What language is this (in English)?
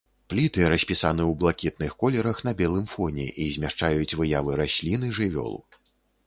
Belarusian